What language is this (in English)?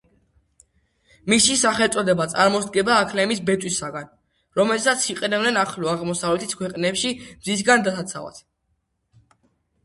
Georgian